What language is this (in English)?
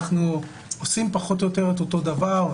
Hebrew